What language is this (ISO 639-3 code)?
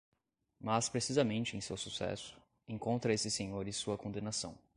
por